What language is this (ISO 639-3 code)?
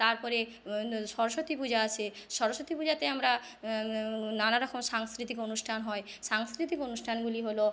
ben